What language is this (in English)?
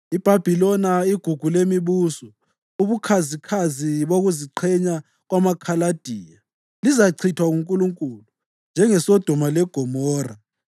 North Ndebele